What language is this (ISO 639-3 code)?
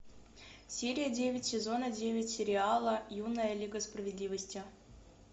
rus